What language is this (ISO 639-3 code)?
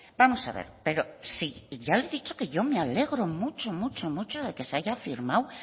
spa